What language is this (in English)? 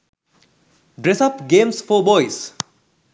Sinhala